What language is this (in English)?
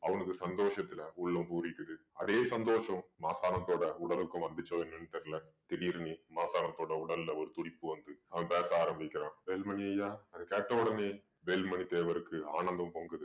Tamil